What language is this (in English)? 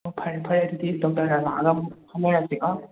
Manipuri